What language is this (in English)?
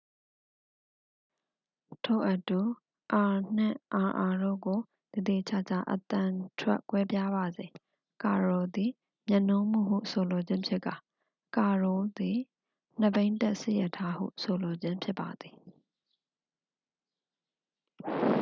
Burmese